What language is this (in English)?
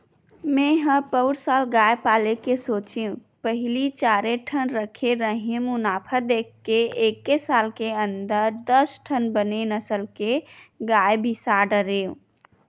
Chhattisgarhi